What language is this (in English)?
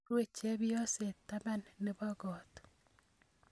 Kalenjin